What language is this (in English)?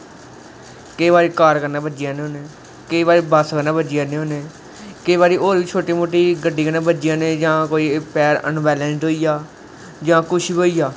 Dogri